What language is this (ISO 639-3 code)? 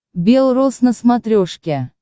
rus